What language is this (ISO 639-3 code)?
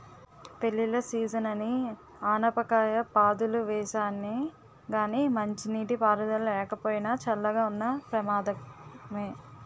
tel